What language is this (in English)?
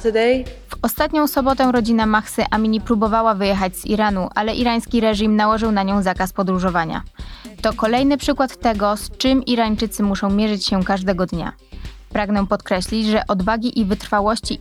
Polish